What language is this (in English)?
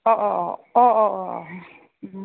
Bodo